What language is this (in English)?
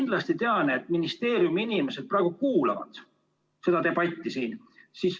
Estonian